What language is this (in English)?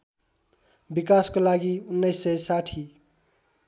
Nepali